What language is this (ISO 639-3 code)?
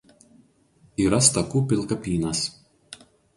lit